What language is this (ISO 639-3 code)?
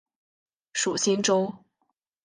zho